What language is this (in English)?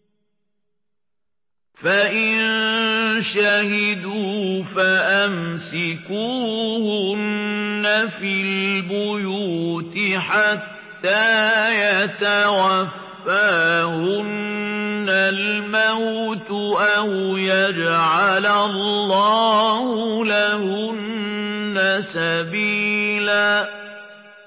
Arabic